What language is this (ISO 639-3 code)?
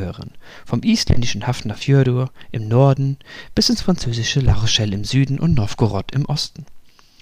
deu